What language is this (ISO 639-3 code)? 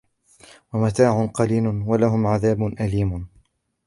ara